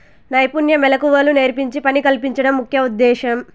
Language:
Telugu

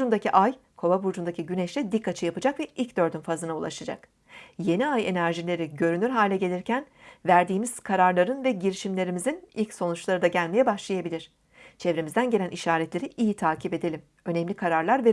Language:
Turkish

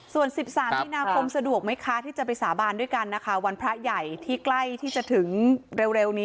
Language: Thai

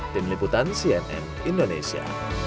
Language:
Indonesian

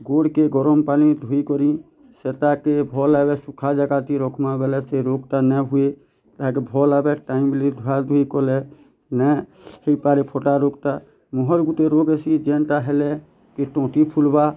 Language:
Odia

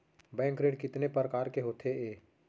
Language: Chhattisgarhi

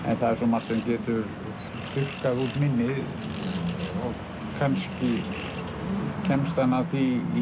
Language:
Icelandic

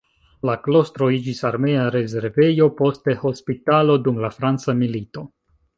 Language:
Esperanto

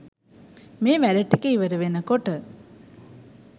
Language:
Sinhala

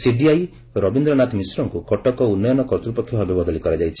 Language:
Odia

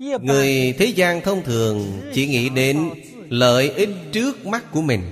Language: Vietnamese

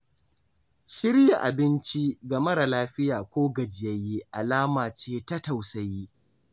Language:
Hausa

